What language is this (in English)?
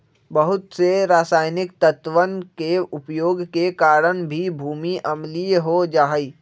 Magahi